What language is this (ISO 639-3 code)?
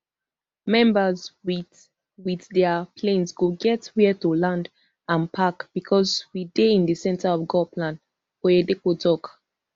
pcm